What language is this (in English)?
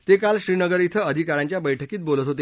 Marathi